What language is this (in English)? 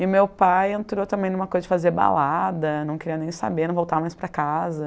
Portuguese